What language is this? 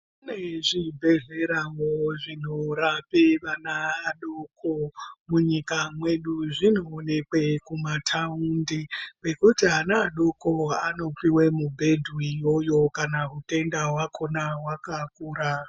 Ndau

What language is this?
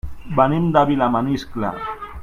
Catalan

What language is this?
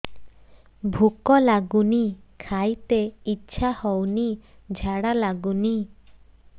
Odia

